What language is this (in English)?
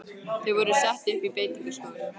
Icelandic